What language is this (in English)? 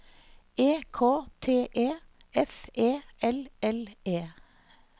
Norwegian